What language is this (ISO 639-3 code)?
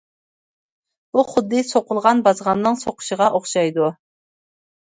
uig